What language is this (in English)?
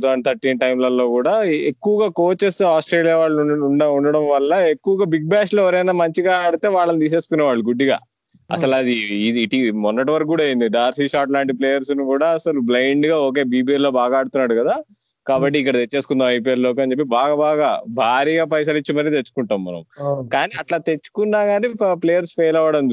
Telugu